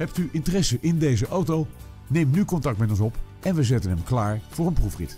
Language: Dutch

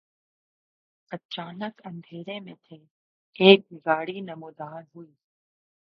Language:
Urdu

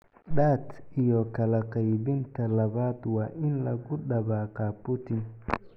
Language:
Somali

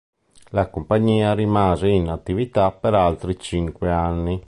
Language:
Italian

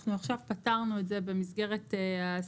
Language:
Hebrew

